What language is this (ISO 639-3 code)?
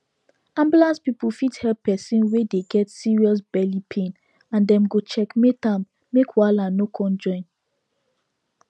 pcm